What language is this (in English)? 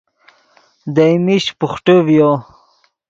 Yidgha